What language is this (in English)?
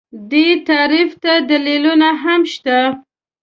Pashto